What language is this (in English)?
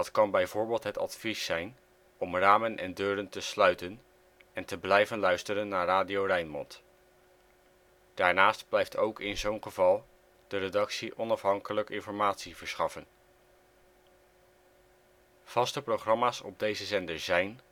Dutch